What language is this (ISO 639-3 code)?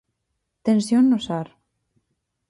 glg